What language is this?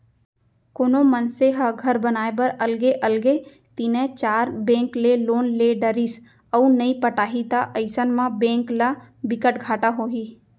Chhattisgarhi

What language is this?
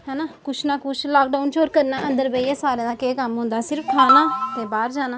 Dogri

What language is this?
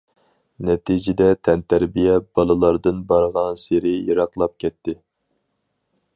Uyghur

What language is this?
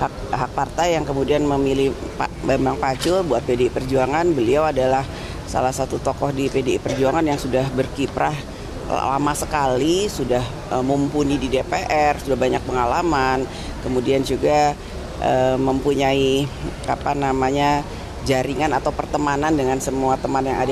Indonesian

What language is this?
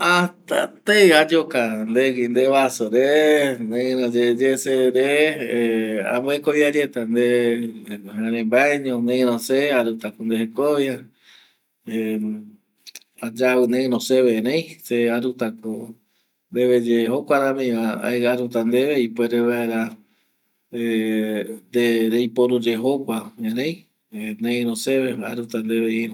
Eastern Bolivian Guaraní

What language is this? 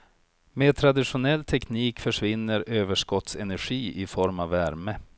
Swedish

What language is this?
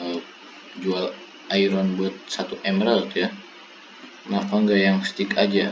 Indonesian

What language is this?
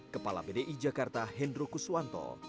Indonesian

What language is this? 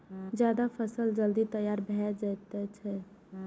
Maithili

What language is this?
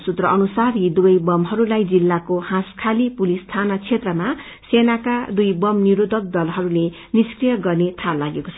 Nepali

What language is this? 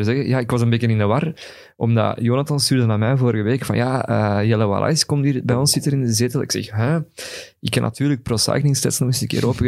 Dutch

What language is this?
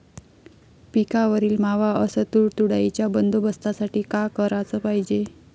Marathi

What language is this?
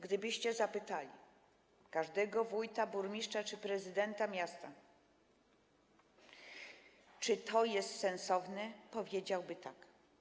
Polish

